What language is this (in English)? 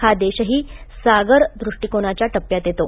Marathi